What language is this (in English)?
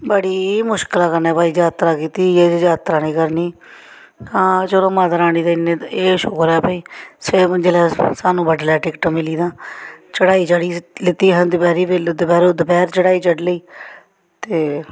Dogri